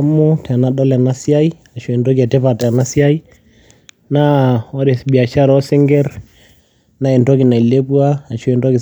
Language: Masai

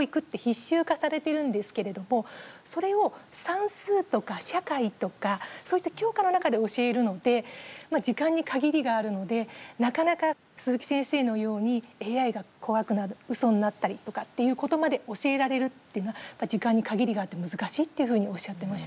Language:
Japanese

